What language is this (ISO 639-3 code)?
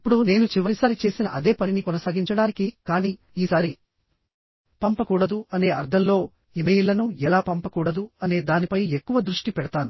tel